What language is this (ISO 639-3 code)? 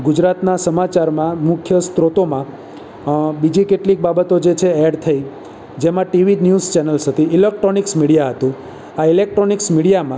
guj